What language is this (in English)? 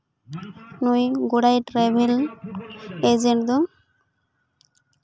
Santali